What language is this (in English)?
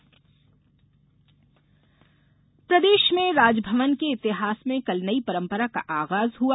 Hindi